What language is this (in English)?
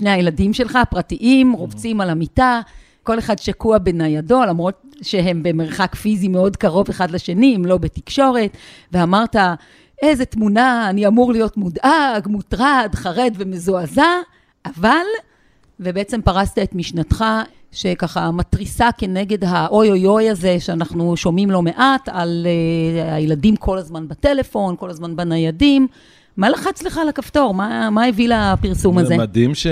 Hebrew